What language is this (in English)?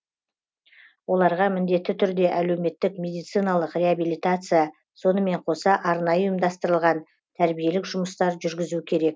Kazakh